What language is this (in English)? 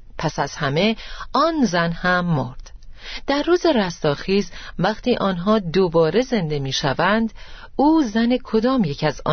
Persian